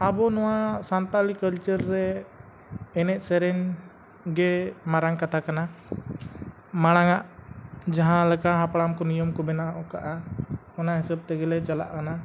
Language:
Santali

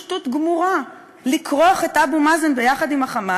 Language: Hebrew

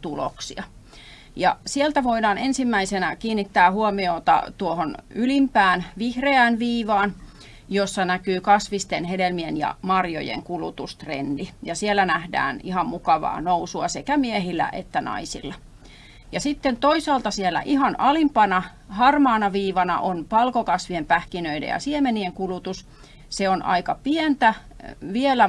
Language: Finnish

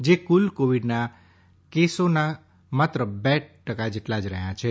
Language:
Gujarati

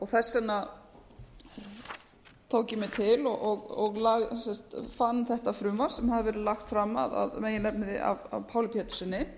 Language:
Icelandic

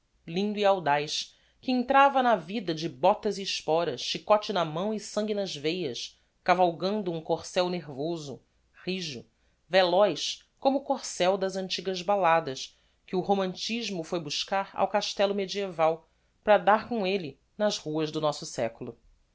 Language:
Portuguese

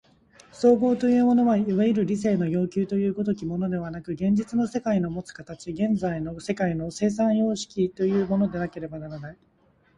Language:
Japanese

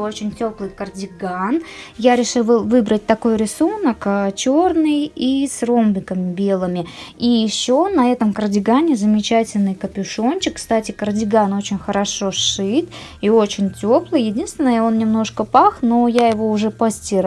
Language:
Russian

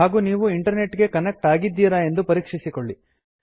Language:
Kannada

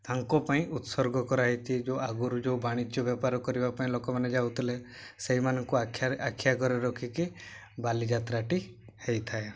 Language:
Odia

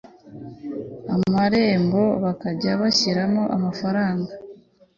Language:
Kinyarwanda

